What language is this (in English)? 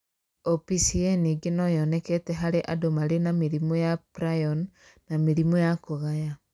Kikuyu